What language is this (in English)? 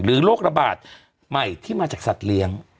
Thai